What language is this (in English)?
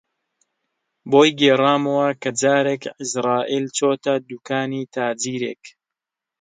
Central Kurdish